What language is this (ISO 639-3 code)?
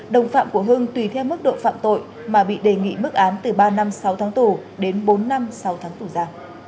vie